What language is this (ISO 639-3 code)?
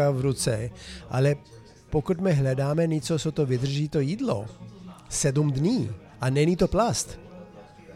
ces